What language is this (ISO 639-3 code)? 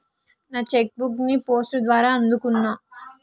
tel